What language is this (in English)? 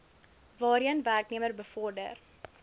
Afrikaans